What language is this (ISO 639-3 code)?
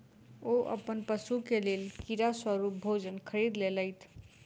mai